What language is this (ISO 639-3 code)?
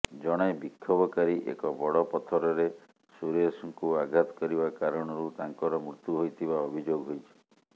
ori